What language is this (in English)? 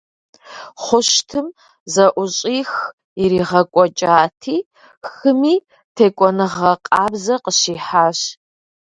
Kabardian